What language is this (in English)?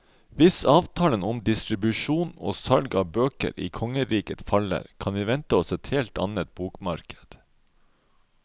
Norwegian